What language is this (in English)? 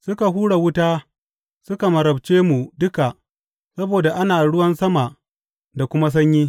Hausa